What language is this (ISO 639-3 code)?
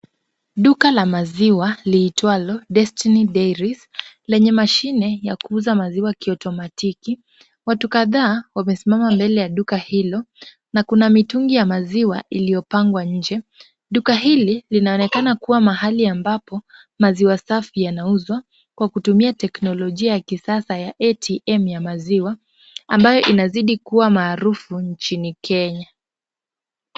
swa